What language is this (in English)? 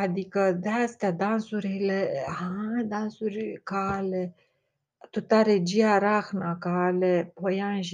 Romanian